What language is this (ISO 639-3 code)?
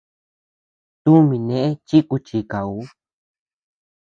cux